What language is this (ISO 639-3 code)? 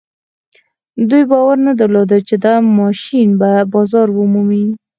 pus